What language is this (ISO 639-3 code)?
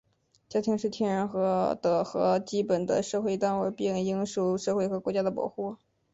zho